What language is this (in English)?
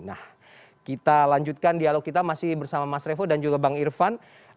Indonesian